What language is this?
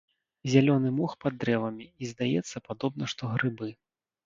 Belarusian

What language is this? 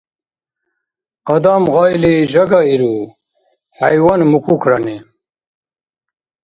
Dargwa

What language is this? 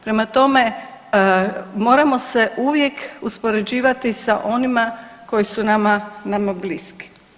Croatian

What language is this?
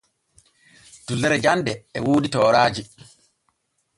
Borgu Fulfulde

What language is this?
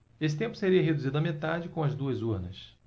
Portuguese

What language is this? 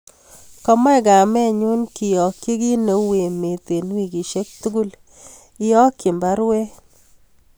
Kalenjin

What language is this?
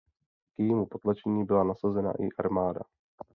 Czech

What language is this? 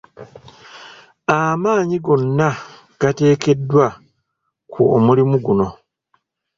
Ganda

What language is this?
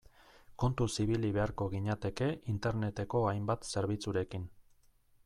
Basque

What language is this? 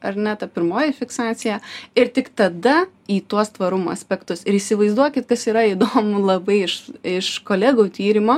Lithuanian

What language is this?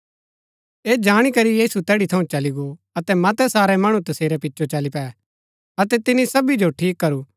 Gaddi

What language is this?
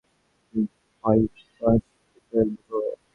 Bangla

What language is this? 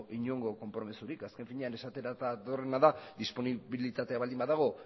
Basque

